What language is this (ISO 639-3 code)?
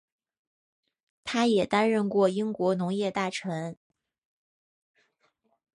zho